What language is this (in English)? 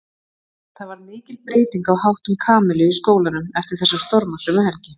Icelandic